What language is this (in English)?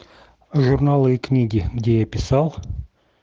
Russian